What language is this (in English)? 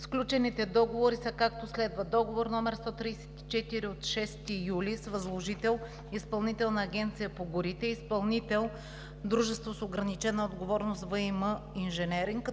Bulgarian